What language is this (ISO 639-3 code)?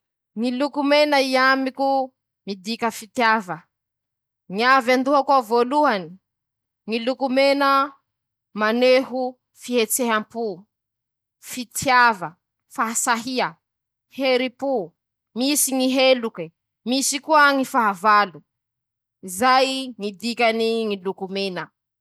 msh